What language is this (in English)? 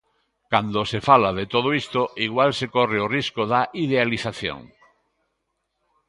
Galician